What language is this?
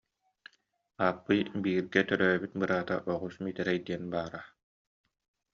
Yakut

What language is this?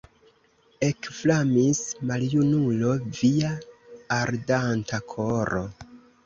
Esperanto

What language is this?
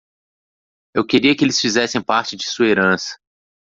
Portuguese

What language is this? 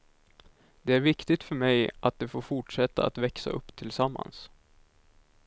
Swedish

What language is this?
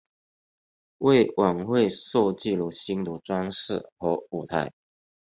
Chinese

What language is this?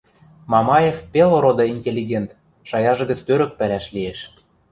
Western Mari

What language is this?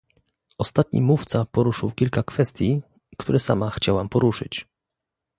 Polish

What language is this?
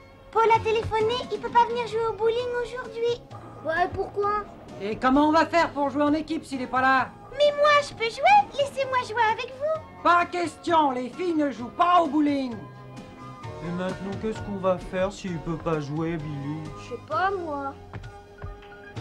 French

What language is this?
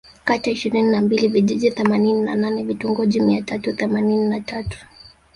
Swahili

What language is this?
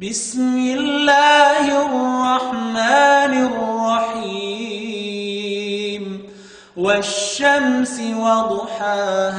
Arabic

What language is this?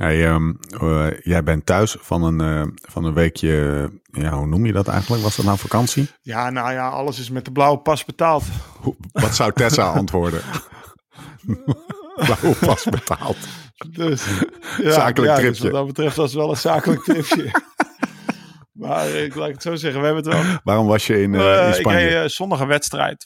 Dutch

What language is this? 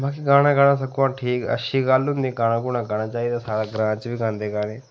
Dogri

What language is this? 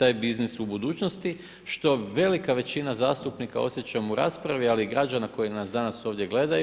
Croatian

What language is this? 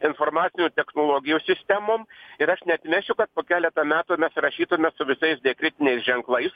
Lithuanian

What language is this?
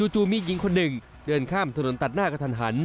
Thai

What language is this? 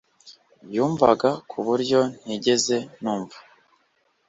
Kinyarwanda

